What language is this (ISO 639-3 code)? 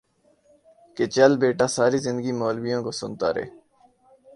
urd